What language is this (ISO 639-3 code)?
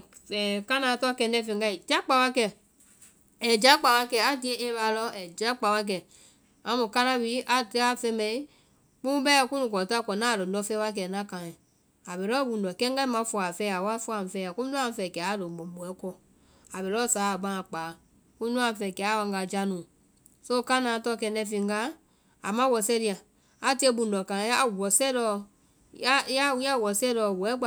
vai